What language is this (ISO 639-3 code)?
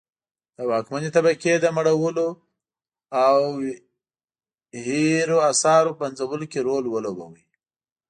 pus